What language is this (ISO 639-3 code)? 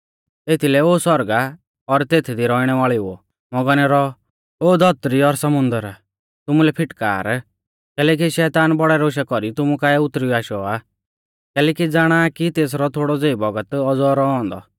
bfz